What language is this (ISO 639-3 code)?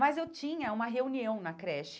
por